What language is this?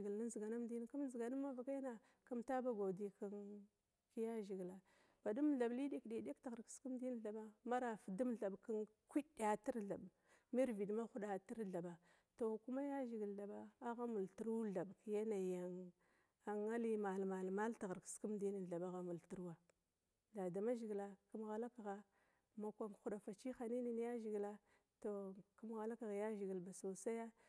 Glavda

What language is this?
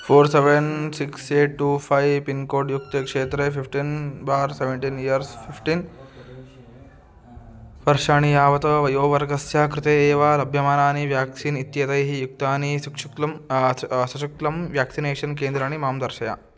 Sanskrit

